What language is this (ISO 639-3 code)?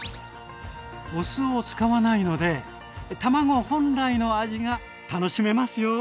jpn